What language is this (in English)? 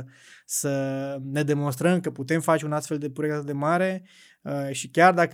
Romanian